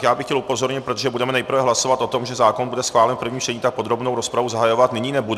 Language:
Czech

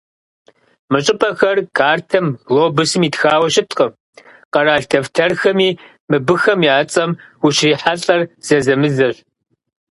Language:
Kabardian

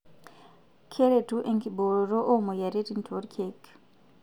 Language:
Masai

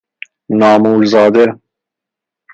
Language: Persian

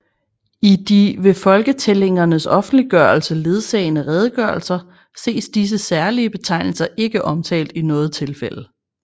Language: Danish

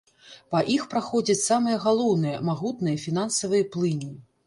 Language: Belarusian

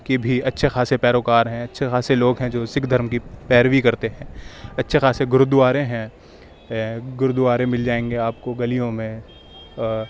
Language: Urdu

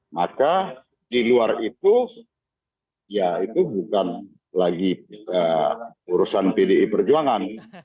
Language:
Indonesian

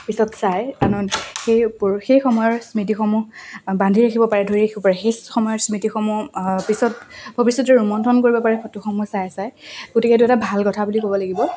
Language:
Assamese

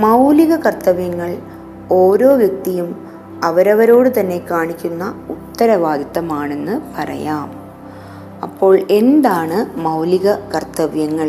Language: Malayalam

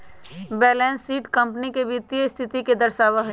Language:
Magahi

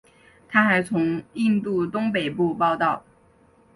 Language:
Chinese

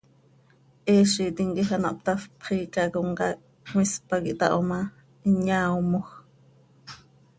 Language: Seri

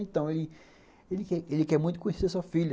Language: Portuguese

